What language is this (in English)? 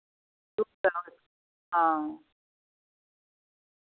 Dogri